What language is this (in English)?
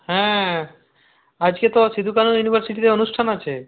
Bangla